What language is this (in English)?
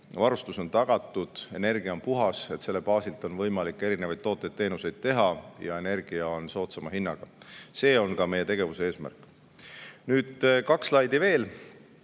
Estonian